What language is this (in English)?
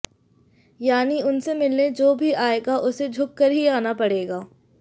Hindi